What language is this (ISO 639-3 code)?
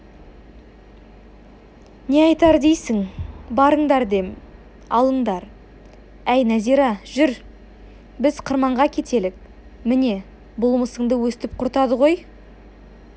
kaz